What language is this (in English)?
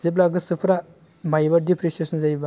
Bodo